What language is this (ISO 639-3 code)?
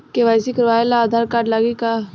bho